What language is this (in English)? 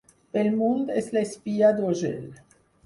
Catalan